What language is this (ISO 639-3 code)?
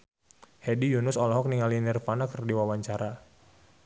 sun